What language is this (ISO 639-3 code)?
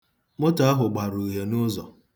ibo